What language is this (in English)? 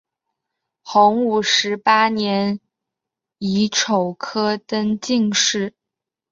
Chinese